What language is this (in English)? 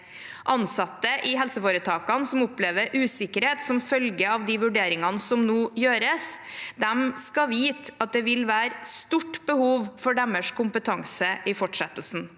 Norwegian